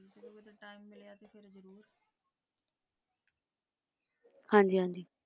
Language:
Punjabi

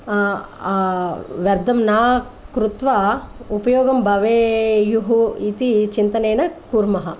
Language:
Sanskrit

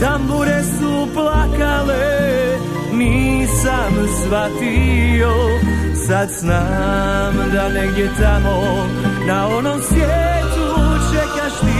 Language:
Croatian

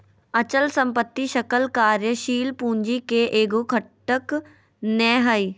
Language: Magahi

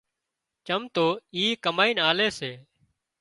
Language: Wadiyara Koli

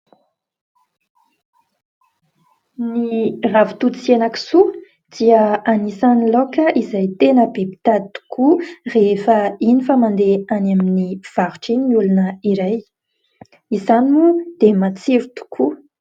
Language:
Malagasy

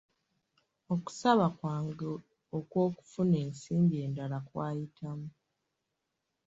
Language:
Ganda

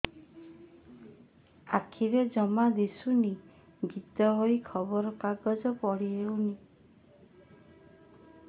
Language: Odia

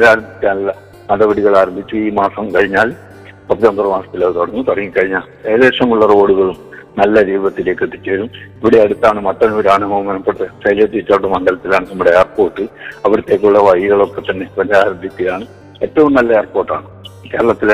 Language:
Malayalam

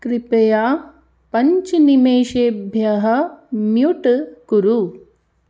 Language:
Sanskrit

